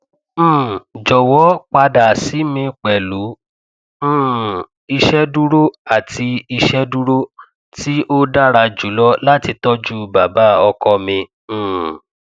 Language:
Yoruba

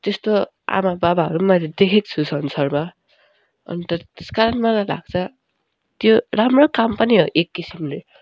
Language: Nepali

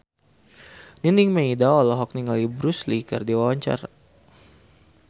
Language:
Sundanese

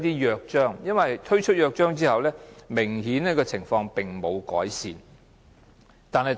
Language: Cantonese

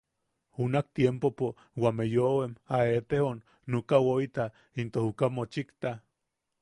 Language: Yaqui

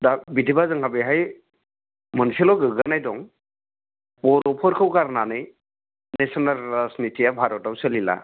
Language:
Bodo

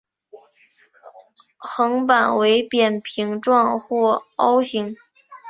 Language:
Chinese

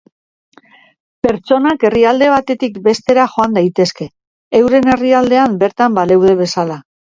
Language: Basque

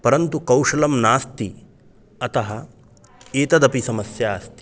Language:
Sanskrit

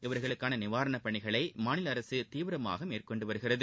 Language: Tamil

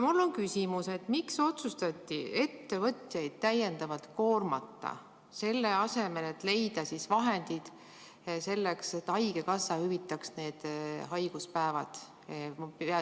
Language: Estonian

